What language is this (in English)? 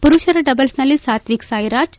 Kannada